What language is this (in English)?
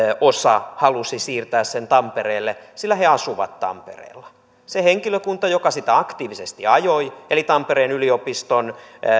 Finnish